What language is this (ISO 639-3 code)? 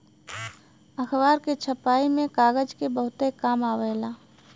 bho